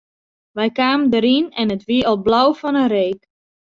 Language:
Western Frisian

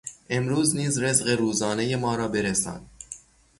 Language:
Persian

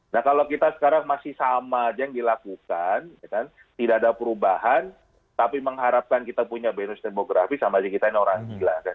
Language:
Indonesian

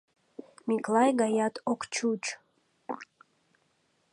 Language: Mari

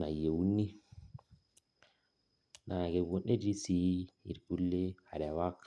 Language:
Masai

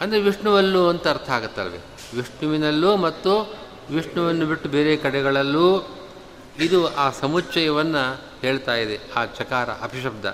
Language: Kannada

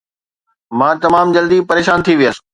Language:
Sindhi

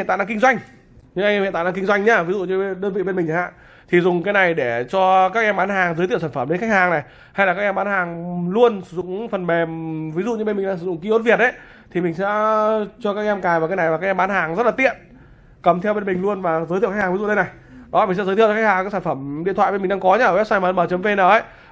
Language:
Vietnamese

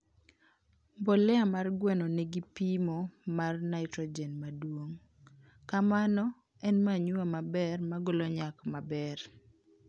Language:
Luo (Kenya and Tanzania)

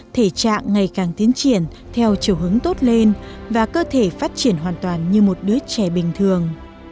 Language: Vietnamese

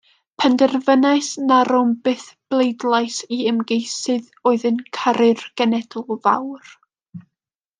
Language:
Welsh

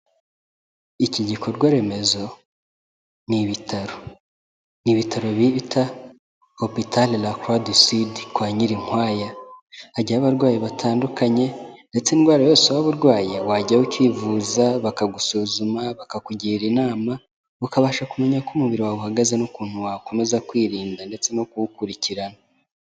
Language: Kinyarwanda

